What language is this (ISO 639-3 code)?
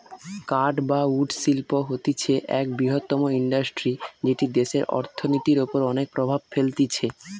ben